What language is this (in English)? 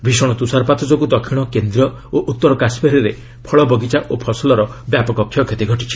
Odia